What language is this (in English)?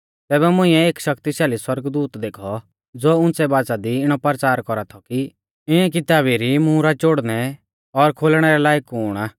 Mahasu Pahari